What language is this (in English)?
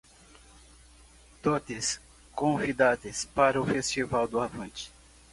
Portuguese